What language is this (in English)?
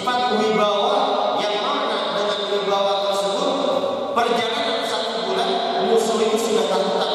Indonesian